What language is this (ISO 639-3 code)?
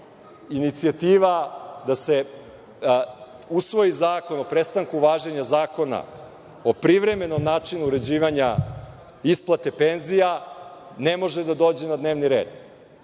srp